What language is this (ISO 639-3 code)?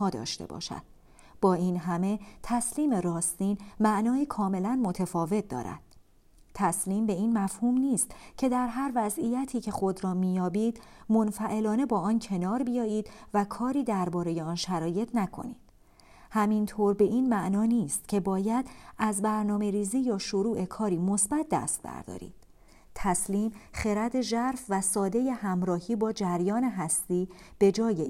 fas